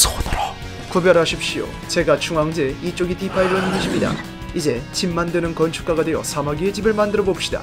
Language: Korean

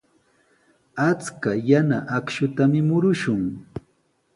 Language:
Sihuas Ancash Quechua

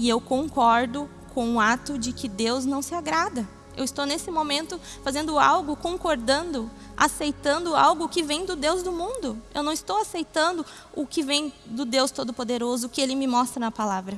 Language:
Portuguese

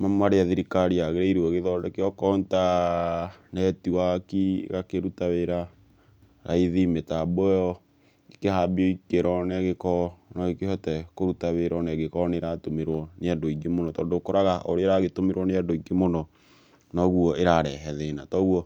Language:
Kikuyu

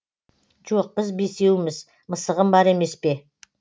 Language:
Kazakh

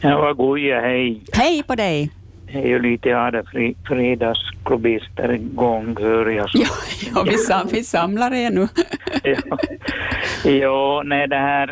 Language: Swedish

